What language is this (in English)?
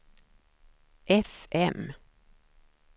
Swedish